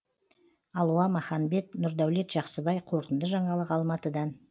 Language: Kazakh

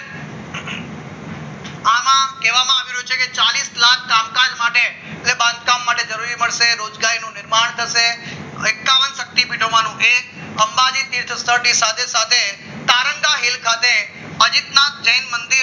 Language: Gujarati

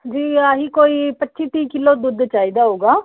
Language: Punjabi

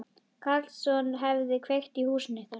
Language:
Icelandic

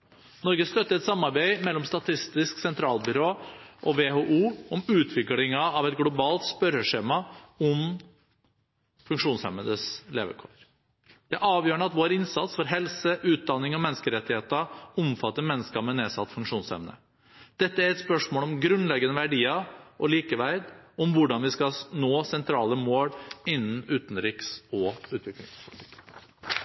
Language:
Norwegian Bokmål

